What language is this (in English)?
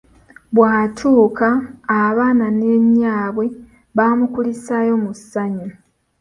Ganda